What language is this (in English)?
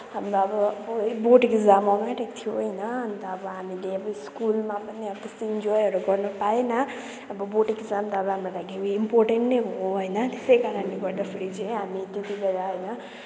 Nepali